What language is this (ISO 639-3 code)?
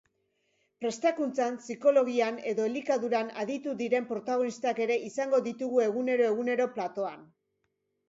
eus